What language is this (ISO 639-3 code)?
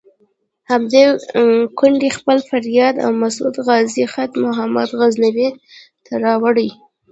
pus